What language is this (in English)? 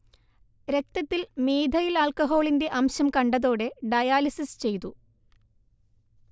Malayalam